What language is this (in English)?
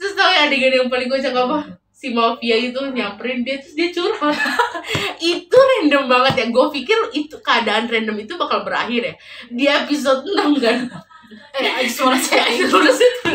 Indonesian